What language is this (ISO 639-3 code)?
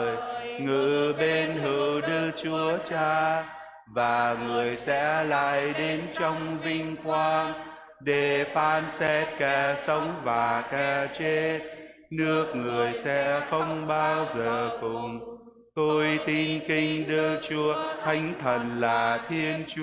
vie